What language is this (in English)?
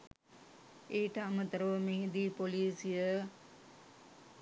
Sinhala